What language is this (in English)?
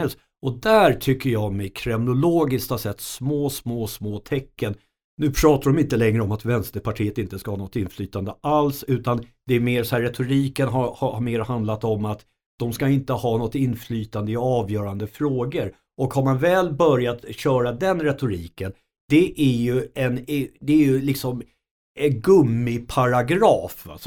Swedish